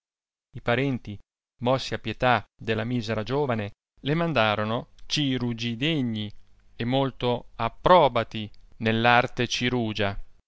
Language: Italian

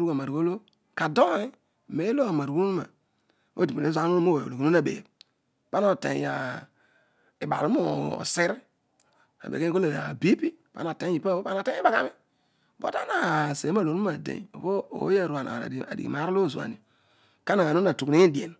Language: Odual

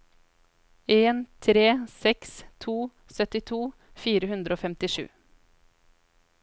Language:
Norwegian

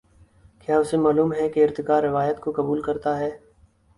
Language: Urdu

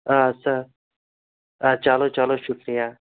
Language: Kashmiri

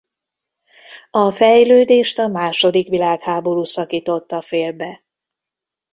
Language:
Hungarian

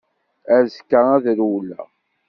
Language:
Kabyle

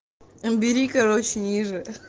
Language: Russian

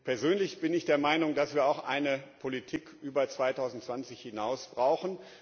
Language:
German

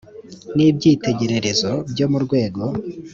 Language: Kinyarwanda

